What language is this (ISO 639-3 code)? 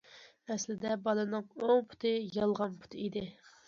uig